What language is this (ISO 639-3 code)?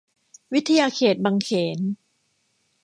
tha